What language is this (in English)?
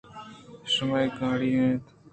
Eastern Balochi